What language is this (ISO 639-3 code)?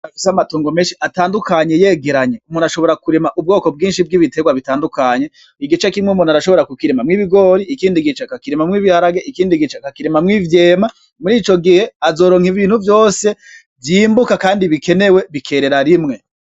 run